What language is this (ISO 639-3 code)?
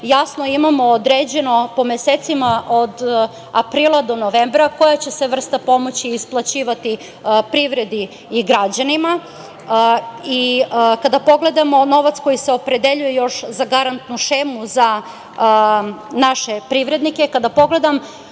srp